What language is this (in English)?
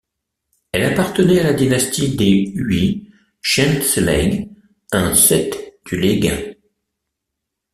French